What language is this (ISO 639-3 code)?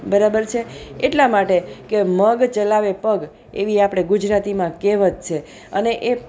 guj